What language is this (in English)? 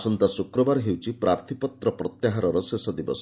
Odia